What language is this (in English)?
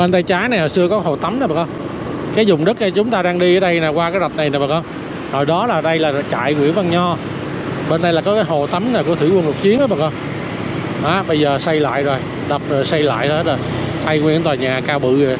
Vietnamese